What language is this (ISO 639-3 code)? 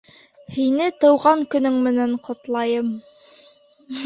bak